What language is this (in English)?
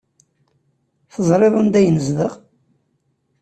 Kabyle